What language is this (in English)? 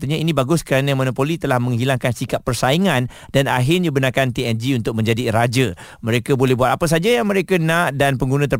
Malay